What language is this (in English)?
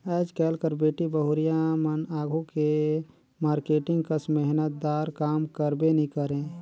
Chhattisgarhi